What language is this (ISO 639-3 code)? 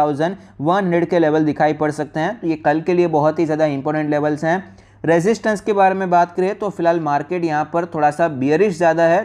hin